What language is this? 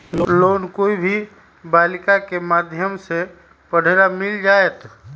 Magahi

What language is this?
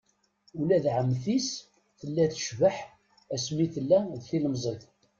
Kabyle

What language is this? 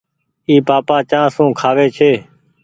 Goaria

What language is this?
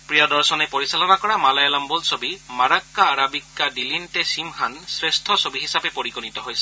Assamese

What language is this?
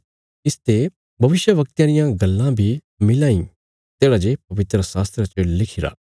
Bilaspuri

